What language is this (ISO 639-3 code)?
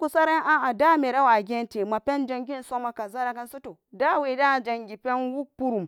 ccg